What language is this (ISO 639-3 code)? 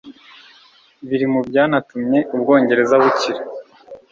kin